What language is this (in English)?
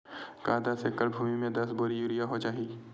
Chhattisgarhi